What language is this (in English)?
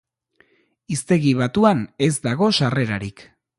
Basque